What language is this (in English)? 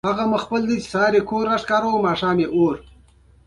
Pashto